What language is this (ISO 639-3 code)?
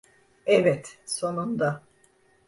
tur